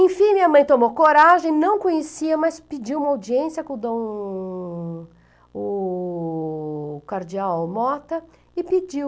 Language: Portuguese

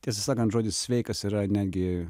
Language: Lithuanian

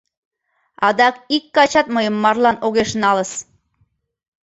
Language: Mari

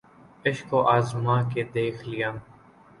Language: Urdu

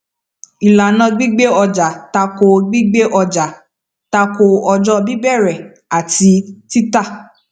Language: Yoruba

